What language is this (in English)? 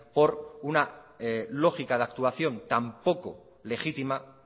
Spanish